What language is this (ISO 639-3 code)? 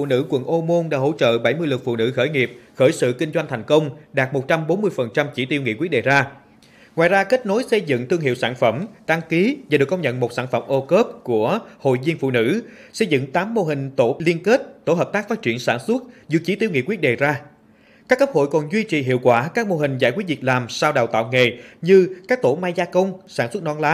vie